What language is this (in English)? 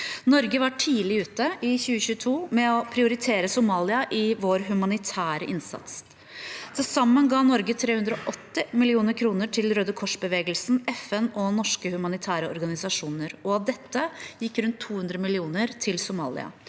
Norwegian